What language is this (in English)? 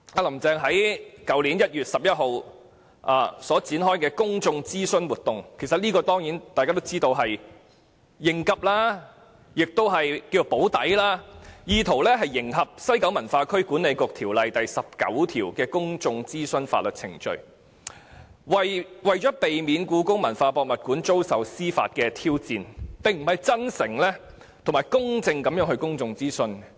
Cantonese